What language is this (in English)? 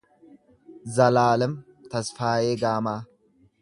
Oromo